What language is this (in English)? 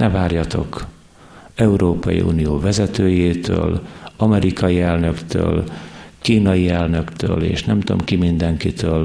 Hungarian